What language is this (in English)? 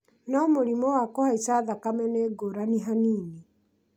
Kikuyu